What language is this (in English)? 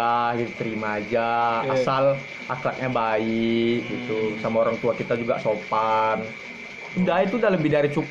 Indonesian